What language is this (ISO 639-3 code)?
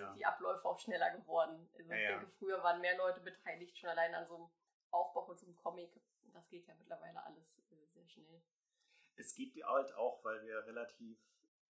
deu